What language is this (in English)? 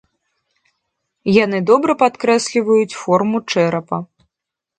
Belarusian